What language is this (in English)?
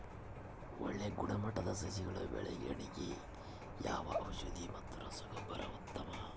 Kannada